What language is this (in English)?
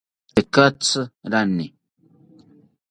South Ucayali Ashéninka